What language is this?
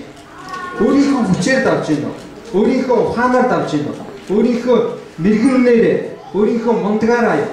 Turkish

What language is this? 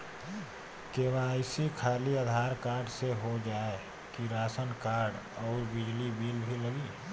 Bhojpuri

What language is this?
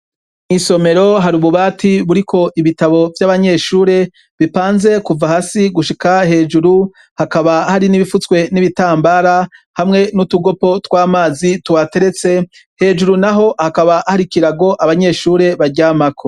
Rundi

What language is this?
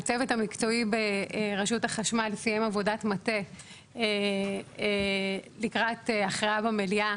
Hebrew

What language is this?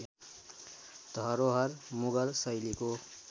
Nepali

